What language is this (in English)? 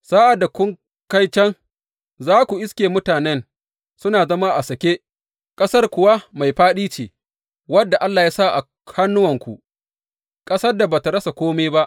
Hausa